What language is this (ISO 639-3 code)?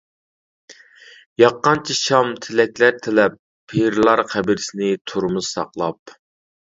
uig